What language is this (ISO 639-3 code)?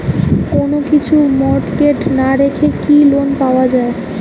ben